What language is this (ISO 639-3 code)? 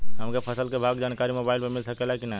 bho